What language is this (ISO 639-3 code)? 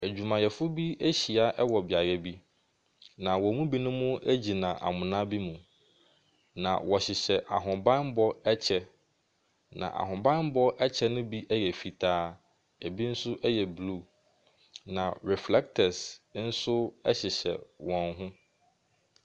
aka